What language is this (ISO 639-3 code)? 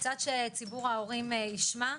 heb